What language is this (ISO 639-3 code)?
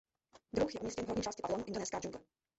ces